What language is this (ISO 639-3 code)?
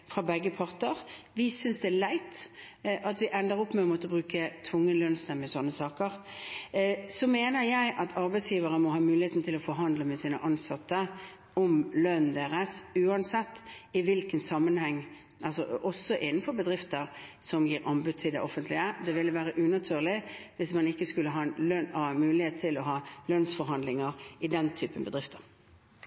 nob